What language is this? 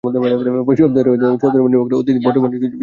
Bangla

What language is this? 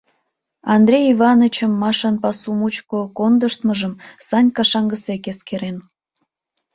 Mari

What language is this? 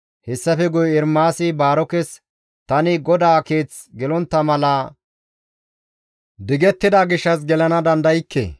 Gamo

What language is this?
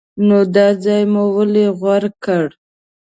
Pashto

